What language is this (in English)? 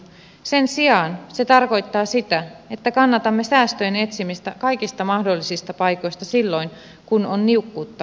Finnish